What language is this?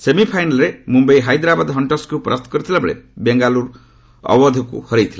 Odia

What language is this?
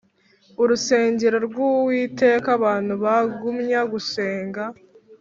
Kinyarwanda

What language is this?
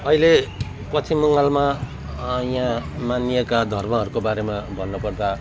Nepali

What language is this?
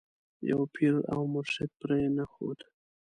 Pashto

